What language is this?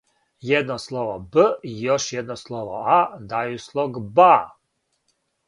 Serbian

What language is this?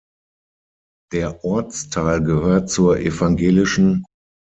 German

